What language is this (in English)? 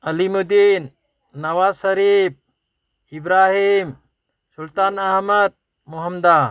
Manipuri